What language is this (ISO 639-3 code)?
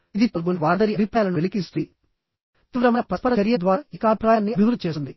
tel